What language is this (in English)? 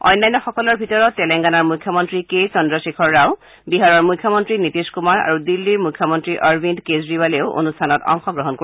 Assamese